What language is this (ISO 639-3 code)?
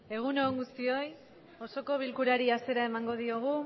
eus